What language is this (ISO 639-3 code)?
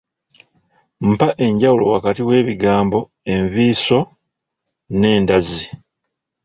lug